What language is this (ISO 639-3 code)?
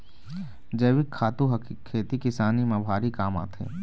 hne